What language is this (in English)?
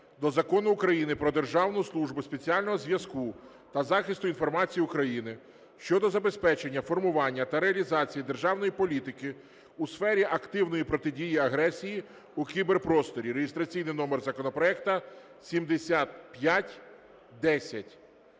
Ukrainian